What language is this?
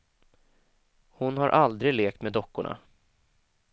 Swedish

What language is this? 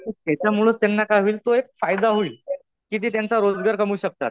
Marathi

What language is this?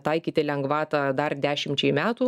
Lithuanian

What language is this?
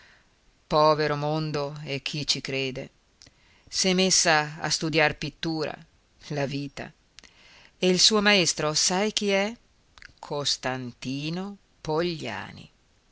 Italian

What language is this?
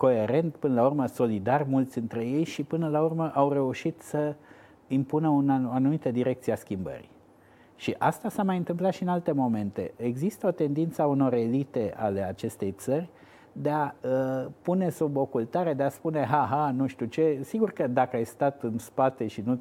Romanian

